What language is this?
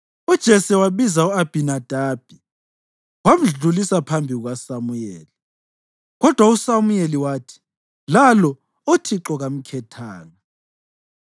North Ndebele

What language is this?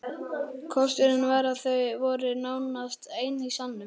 Icelandic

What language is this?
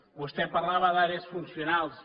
Catalan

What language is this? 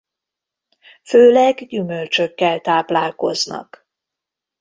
Hungarian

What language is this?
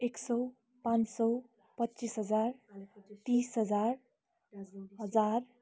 Nepali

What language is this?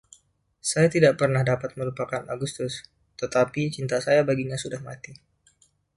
Indonesian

